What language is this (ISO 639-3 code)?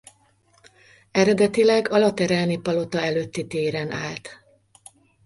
hun